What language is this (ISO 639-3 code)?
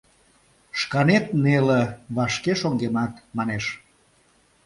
chm